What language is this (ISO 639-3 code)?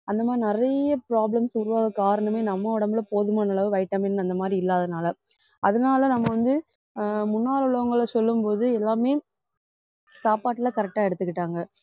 tam